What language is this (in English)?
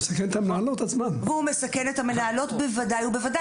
Hebrew